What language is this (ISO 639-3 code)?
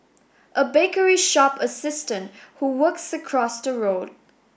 eng